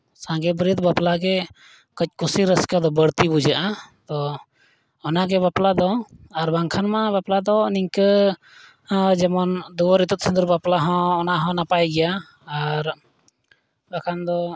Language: Santali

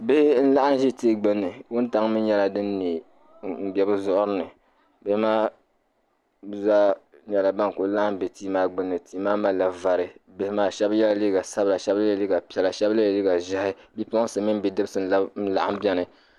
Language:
Dagbani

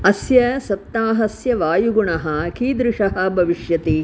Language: Sanskrit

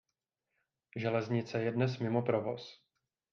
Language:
Czech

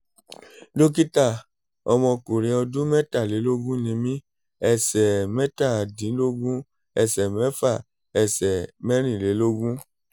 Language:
Yoruba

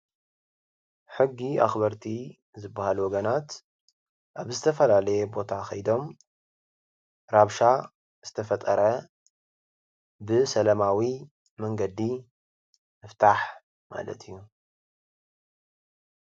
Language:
Tigrinya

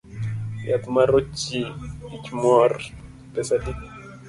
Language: Luo (Kenya and Tanzania)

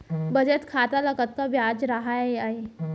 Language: Chhattisgarhi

